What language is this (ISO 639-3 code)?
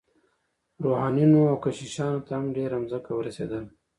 pus